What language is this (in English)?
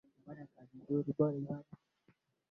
Swahili